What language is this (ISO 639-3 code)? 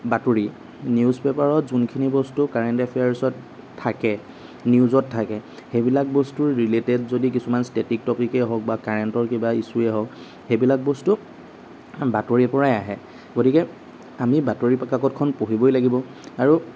asm